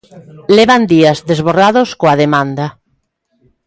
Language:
Galician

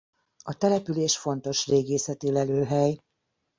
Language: Hungarian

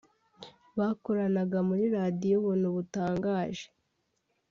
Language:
Kinyarwanda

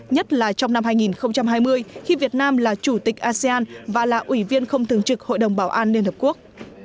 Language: Vietnamese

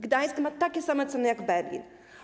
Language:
Polish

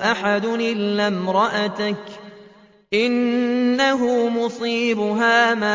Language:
Arabic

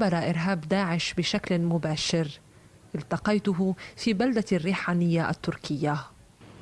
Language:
Arabic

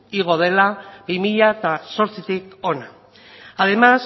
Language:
Basque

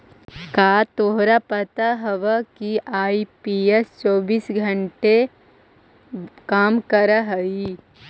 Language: Magahi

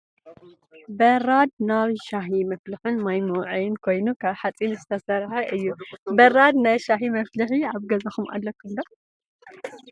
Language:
Tigrinya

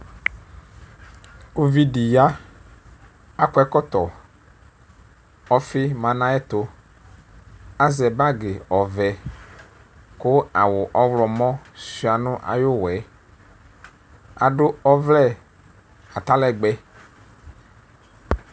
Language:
Ikposo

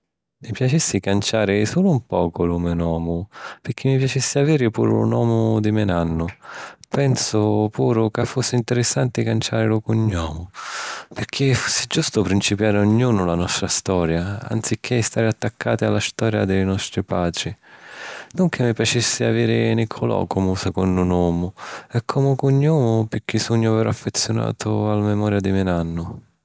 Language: Sicilian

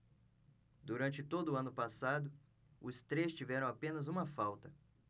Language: Portuguese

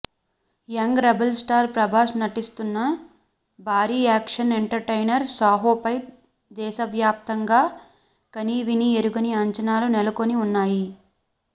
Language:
Telugu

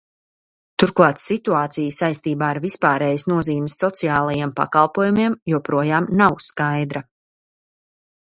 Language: Latvian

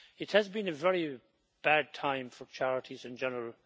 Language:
English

